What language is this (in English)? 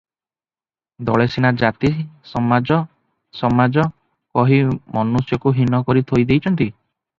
Odia